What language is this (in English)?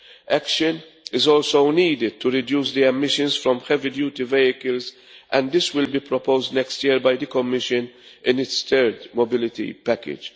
English